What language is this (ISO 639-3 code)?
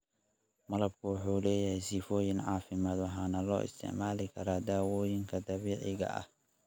som